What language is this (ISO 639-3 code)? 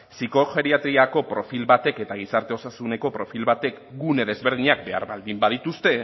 eus